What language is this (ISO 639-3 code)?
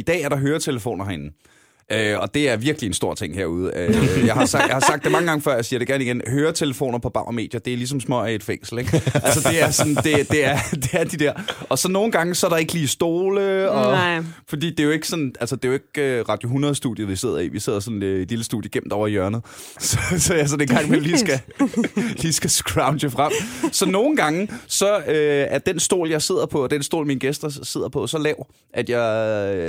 dan